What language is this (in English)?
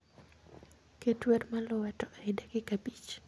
Luo (Kenya and Tanzania)